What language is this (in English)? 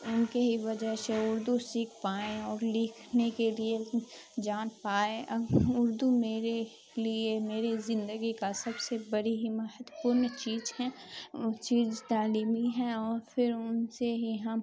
Urdu